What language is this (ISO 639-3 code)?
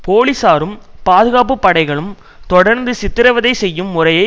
tam